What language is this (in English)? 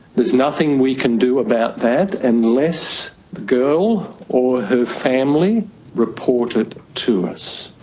English